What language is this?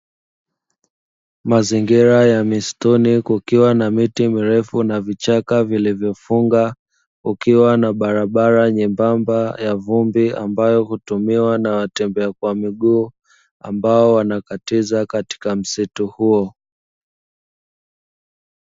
Swahili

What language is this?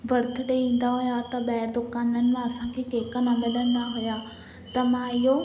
Sindhi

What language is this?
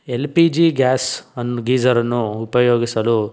Kannada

